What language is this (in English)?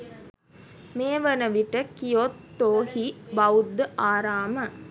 Sinhala